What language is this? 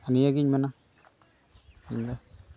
Santali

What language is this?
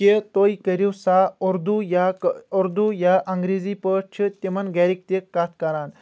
Kashmiri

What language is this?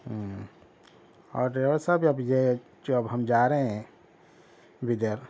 Urdu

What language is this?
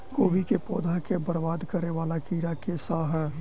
Maithili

